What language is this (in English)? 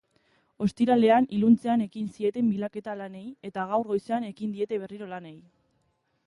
Basque